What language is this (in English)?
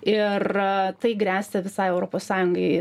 Lithuanian